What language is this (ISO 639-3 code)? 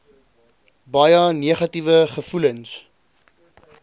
afr